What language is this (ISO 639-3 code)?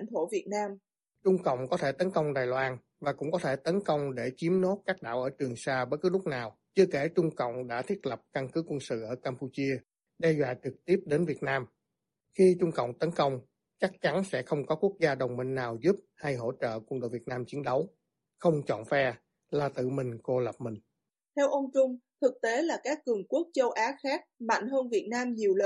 vie